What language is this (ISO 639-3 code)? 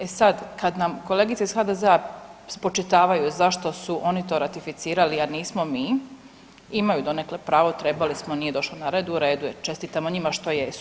hrv